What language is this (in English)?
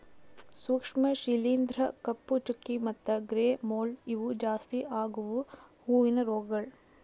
Kannada